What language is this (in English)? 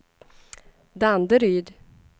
Swedish